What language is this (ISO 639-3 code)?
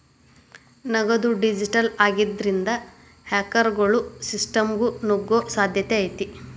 kan